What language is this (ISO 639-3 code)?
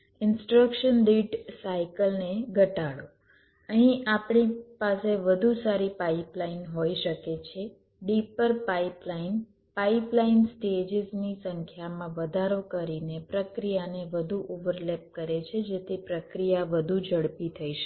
guj